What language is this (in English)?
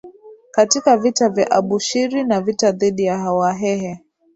Swahili